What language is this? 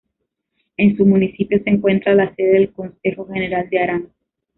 Spanish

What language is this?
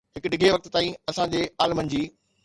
Sindhi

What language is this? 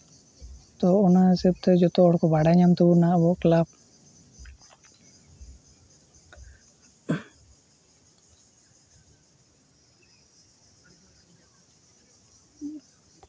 Santali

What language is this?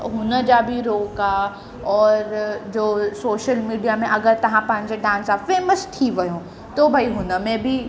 Sindhi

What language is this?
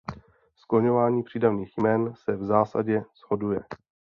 Czech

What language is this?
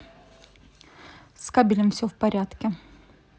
Russian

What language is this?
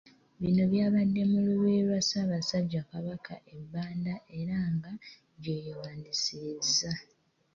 Ganda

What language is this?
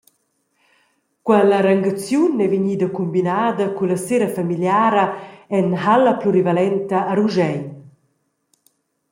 Romansh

